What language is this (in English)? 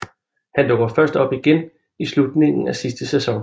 Danish